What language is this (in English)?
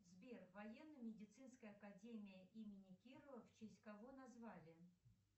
Russian